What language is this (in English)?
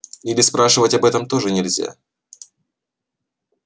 Russian